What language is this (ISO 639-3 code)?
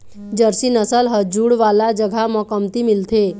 hne